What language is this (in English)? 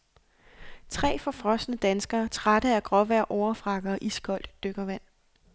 Danish